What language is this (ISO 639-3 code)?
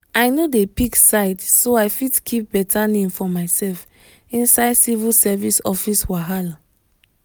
pcm